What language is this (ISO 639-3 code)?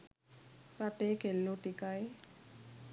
sin